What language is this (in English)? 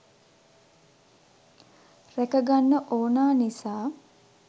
Sinhala